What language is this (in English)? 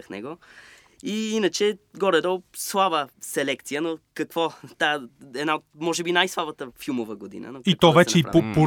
Bulgarian